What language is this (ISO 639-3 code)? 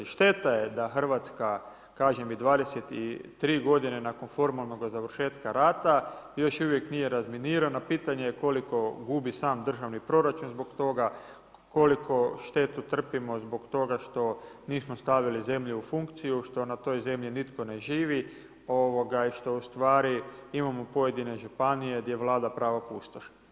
hrv